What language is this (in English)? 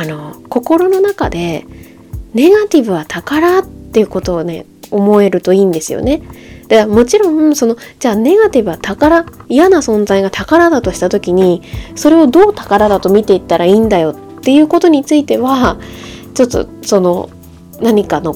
Japanese